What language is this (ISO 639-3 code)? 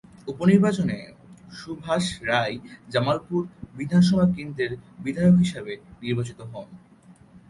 ben